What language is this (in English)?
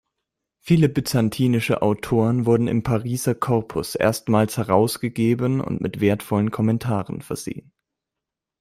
German